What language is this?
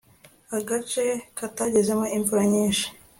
Kinyarwanda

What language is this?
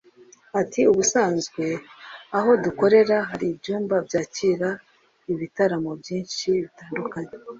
Kinyarwanda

